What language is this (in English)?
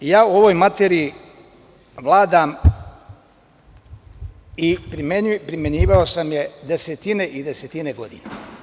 Serbian